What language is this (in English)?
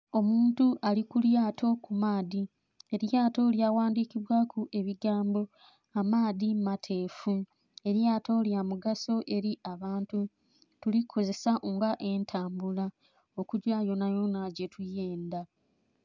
Soga